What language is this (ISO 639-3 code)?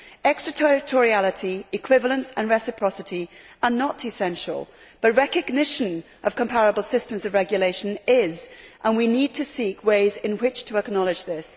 eng